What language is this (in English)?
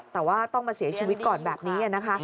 Thai